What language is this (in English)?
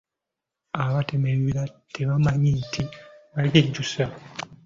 Ganda